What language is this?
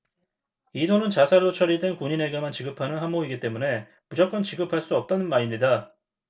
Korean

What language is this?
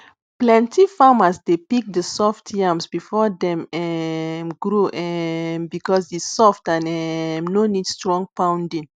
Nigerian Pidgin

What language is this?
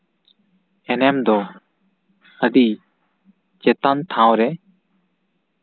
Santali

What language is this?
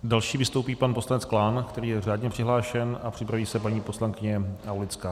Czech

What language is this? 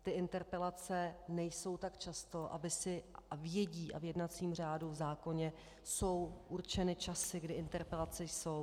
Czech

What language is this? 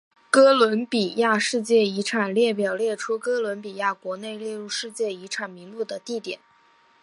Chinese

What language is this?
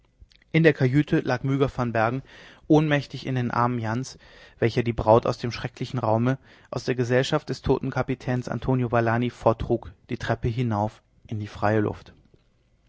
German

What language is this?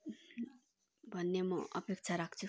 Nepali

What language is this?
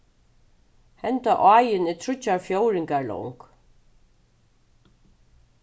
Faroese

